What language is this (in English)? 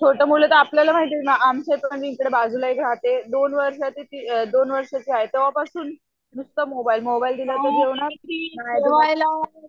Marathi